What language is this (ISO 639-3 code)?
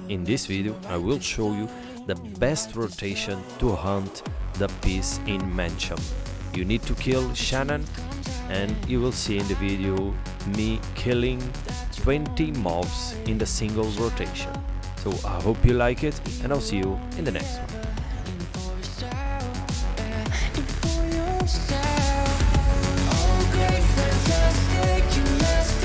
eng